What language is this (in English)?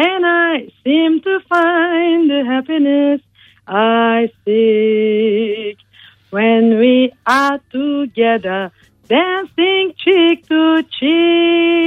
Turkish